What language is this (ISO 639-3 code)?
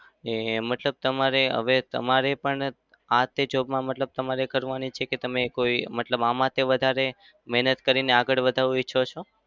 guj